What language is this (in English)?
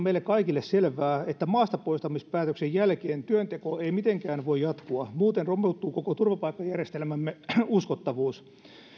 Finnish